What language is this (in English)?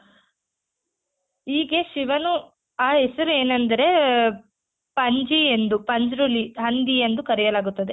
Kannada